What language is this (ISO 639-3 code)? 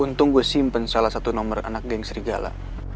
ind